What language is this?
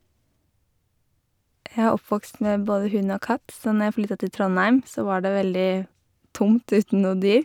Norwegian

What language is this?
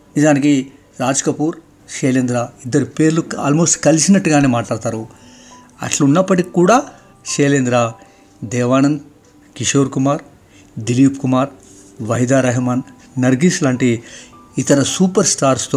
Telugu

